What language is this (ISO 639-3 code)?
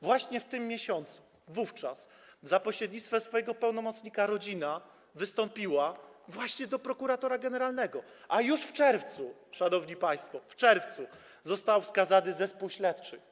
pol